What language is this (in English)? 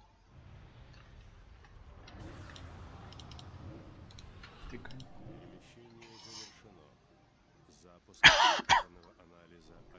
Russian